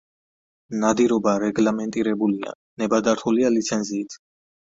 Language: Georgian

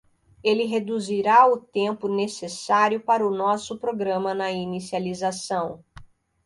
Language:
Portuguese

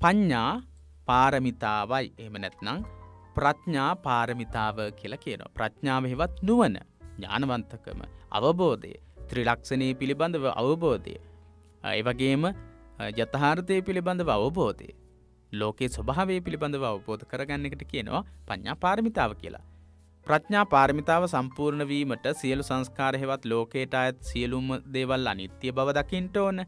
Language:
Hindi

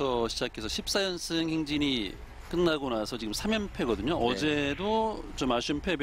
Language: Korean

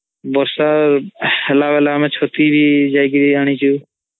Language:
Odia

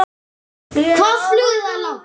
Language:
Icelandic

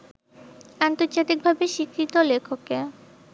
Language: Bangla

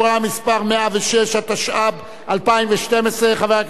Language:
Hebrew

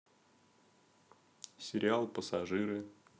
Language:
Russian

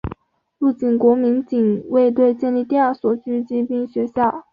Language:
Chinese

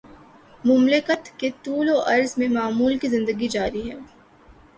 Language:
Urdu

